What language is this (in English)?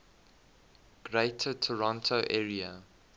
English